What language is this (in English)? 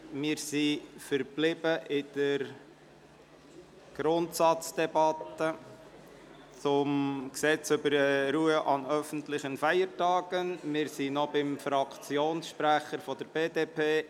Swiss German